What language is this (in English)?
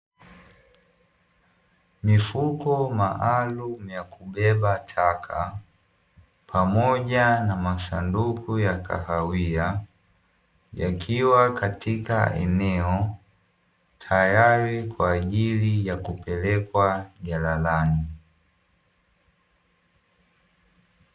Swahili